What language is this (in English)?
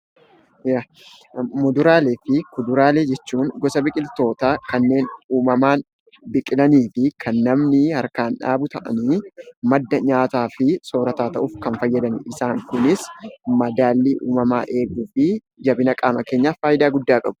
Oromo